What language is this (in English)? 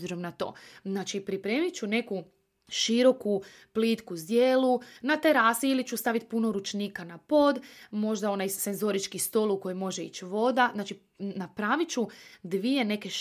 Croatian